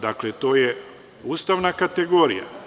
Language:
Serbian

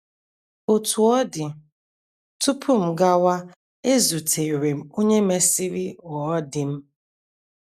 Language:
Igbo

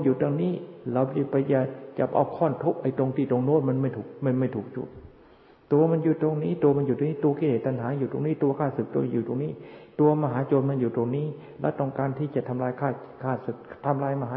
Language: Thai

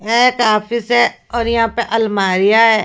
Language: Hindi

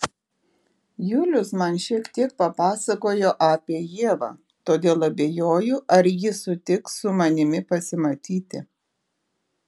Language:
Lithuanian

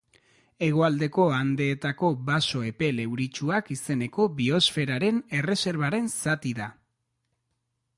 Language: Basque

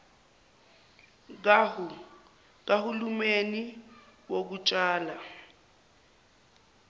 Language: Zulu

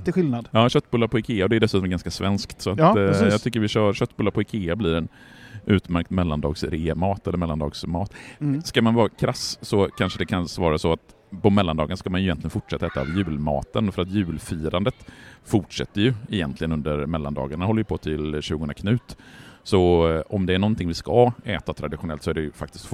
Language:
Swedish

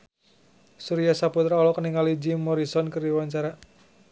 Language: Sundanese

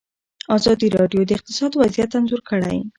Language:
Pashto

